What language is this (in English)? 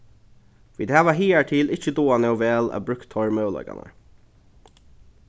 Faroese